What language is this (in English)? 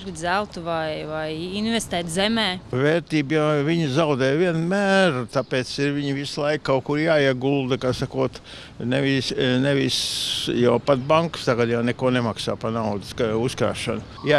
Latvian